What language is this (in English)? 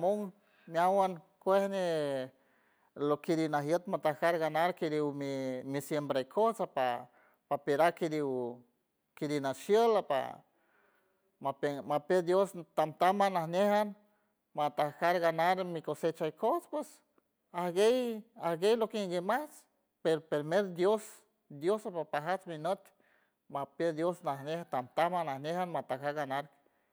San Francisco Del Mar Huave